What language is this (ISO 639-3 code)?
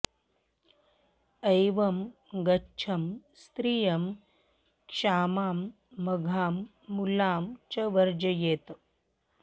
san